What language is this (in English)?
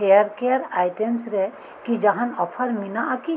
Santali